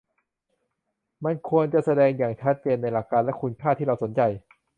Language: Thai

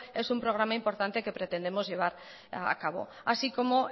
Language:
Spanish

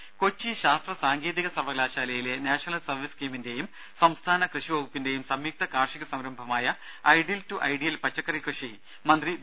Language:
Malayalam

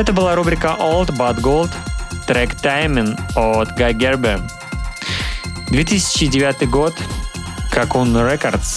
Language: Russian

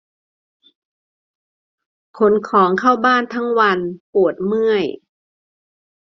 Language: Thai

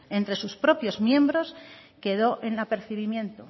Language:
Spanish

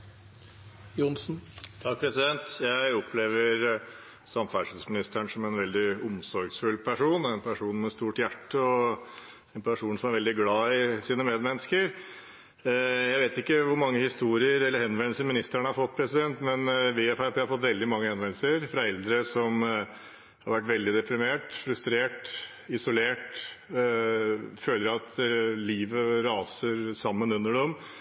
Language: Norwegian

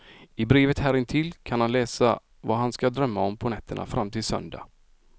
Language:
Swedish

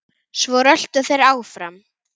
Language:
Icelandic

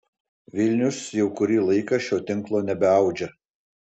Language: Lithuanian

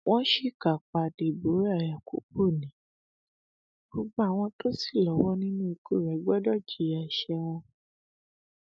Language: Yoruba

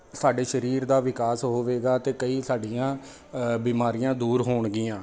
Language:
Punjabi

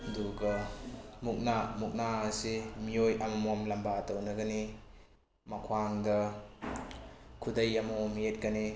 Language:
Manipuri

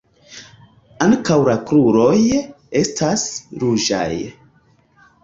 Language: Esperanto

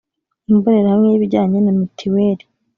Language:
Kinyarwanda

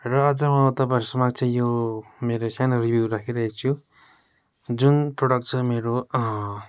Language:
Nepali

